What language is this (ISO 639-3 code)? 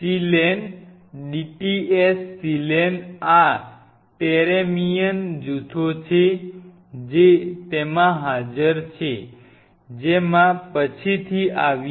guj